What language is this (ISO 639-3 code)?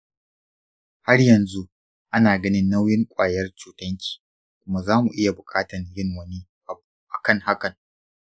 hau